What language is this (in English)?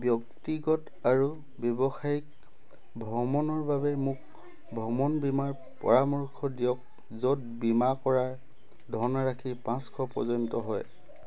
Assamese